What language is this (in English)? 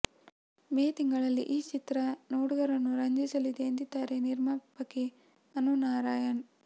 Kannada